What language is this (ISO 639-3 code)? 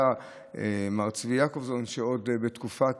heb